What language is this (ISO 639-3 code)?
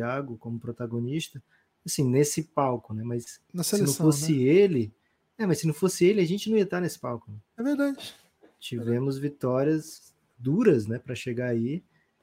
por